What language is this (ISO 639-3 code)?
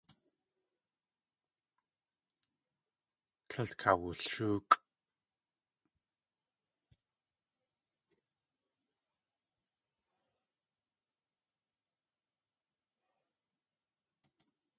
tli